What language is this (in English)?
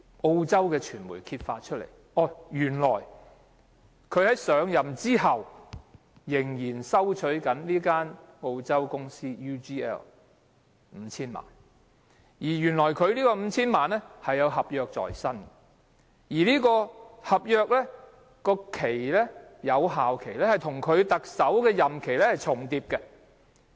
Cantonese